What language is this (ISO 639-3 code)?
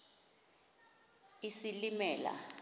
xho